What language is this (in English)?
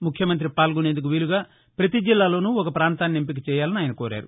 Telugu